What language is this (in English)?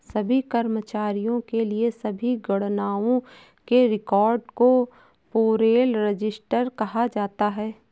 Hindi